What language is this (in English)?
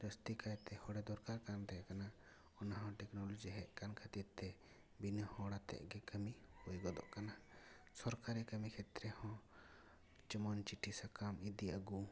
Santali